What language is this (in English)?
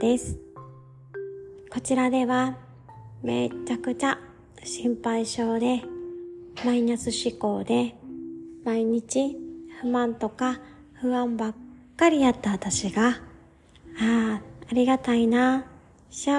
Japanese